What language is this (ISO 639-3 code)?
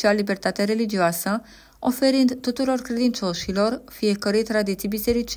ron